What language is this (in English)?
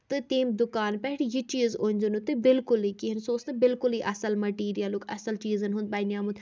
Kashmiri